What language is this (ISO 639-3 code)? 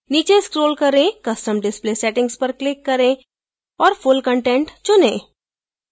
hin